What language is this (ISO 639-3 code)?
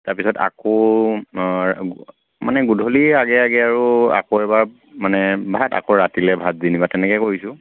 asm